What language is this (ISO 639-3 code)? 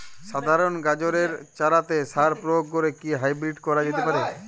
ben